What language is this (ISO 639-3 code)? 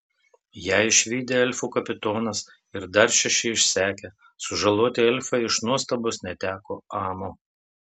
lit